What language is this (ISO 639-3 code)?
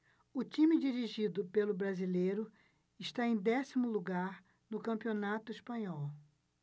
por